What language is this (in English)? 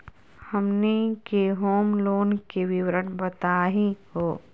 Magahi